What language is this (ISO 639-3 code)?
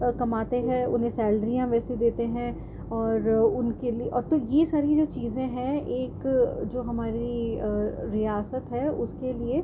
urd